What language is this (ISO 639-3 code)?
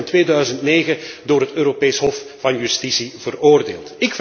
nld